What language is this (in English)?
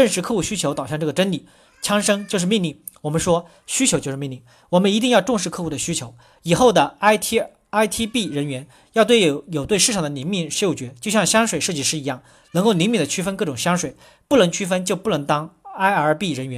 Chinese